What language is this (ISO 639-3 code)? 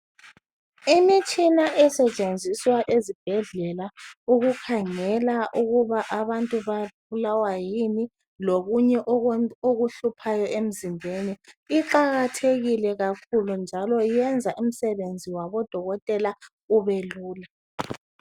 nde